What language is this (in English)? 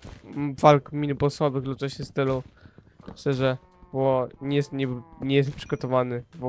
Polish